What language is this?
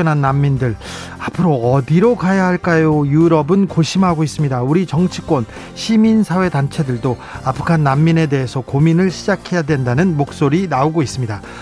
Korean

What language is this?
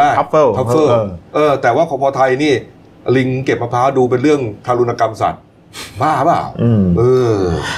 Thai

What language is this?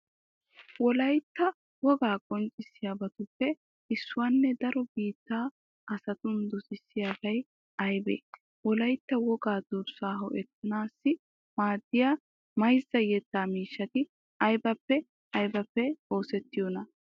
Wolaytta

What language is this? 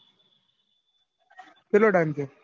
Gujarati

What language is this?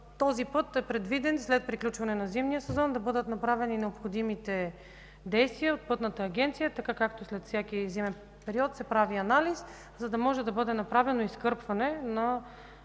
Bulgarian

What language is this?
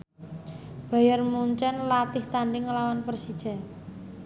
Javanese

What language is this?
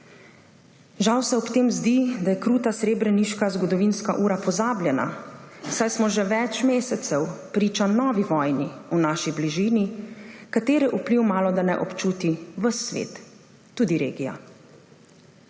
Slovenian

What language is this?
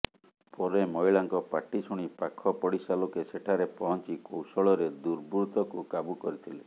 Odia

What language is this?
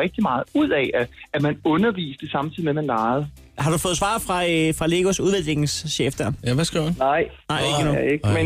Danish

